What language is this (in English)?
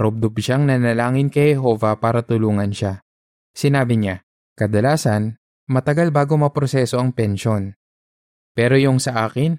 Filipino